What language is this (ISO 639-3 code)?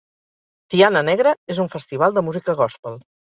cat